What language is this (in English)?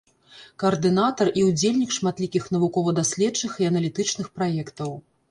Belarusian